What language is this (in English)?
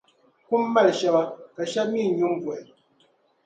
Dagbani